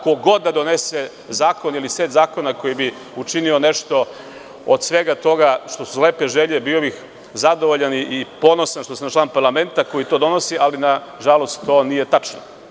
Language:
Serbian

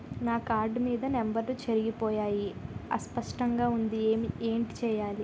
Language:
Telugu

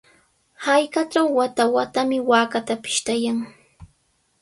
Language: Sihuas Ancash Quechua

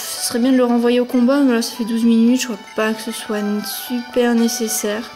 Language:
French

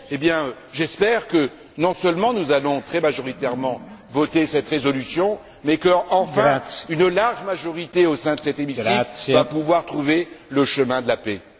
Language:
French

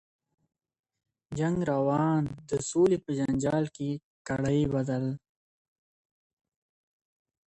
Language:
Pashto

